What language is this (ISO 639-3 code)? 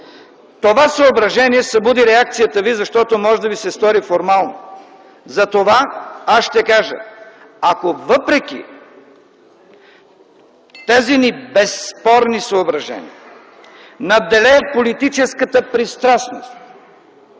bul